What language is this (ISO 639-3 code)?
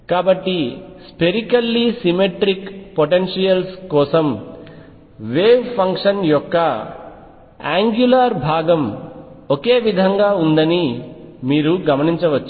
tel